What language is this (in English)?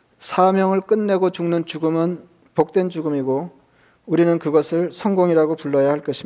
Korean